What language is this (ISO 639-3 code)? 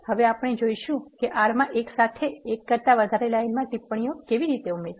guj